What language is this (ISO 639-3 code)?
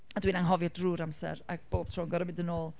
cym